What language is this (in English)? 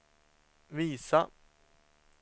Swedish